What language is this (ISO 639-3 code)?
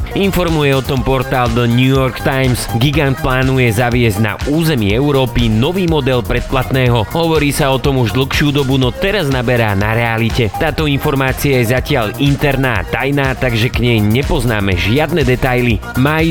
slk